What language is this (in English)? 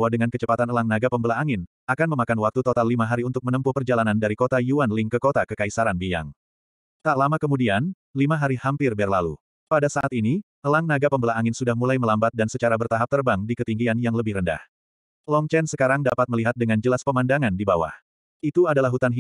Indonesian